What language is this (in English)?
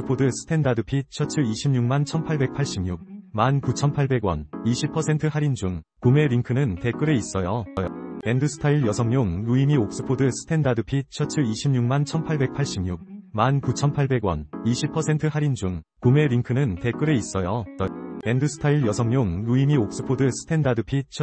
Korean